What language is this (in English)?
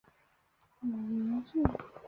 Chinese